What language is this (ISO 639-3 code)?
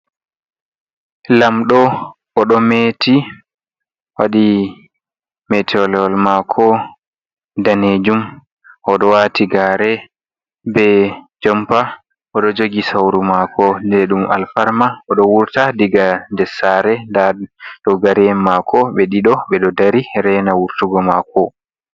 ful